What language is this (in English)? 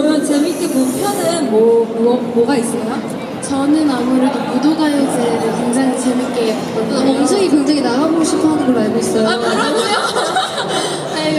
Korean